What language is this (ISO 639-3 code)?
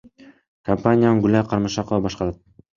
kir